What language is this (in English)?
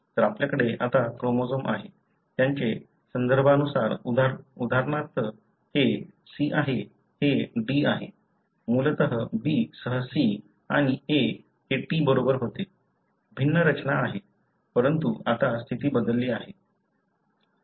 Marathi